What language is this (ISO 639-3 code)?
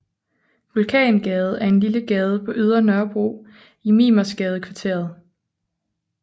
dan